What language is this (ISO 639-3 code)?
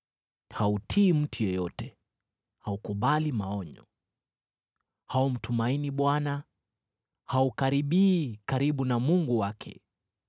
swa